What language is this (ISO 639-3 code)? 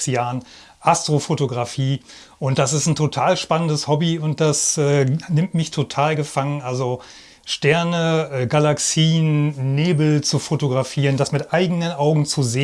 deu